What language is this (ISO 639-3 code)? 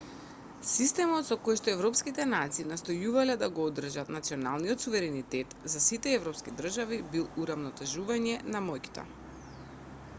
mkd